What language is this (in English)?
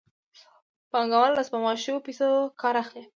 Pashto